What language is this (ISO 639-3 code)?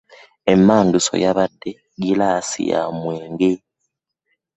lug